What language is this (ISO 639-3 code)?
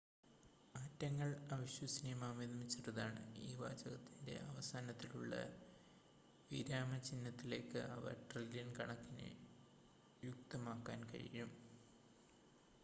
mal